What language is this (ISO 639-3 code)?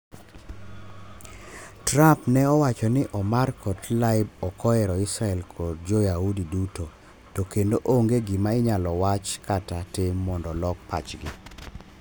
luo